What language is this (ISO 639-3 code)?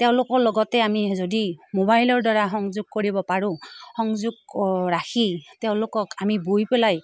asm